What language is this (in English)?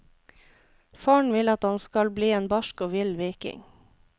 Norwegian